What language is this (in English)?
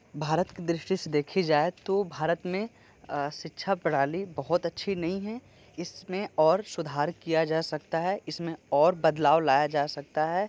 Hindi